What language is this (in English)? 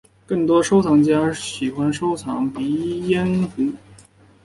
Chinese